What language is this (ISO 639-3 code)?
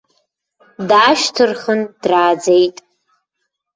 abk